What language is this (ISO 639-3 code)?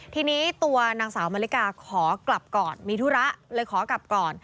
tha